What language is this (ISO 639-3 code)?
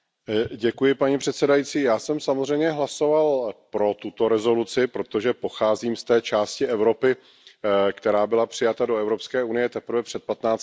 ces